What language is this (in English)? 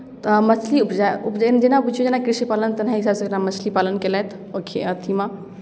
Maithili